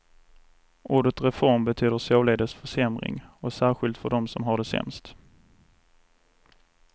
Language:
Swedish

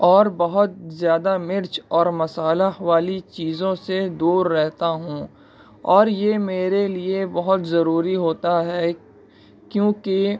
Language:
Urdu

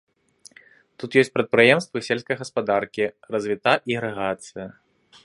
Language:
Belarusian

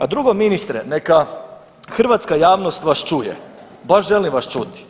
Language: Croatian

